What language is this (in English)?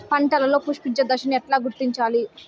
Telugu